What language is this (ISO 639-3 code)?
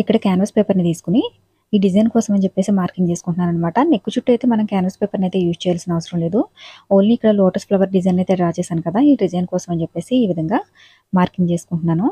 tel